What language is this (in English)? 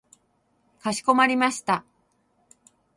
Japanese